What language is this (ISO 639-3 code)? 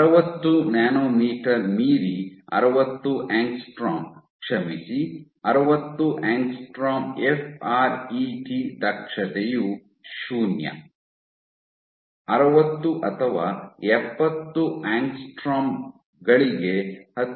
kan